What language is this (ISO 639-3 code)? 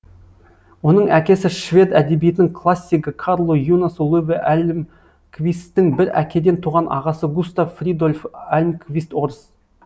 kaz